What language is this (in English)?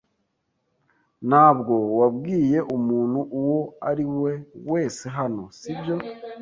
Kinyarwanda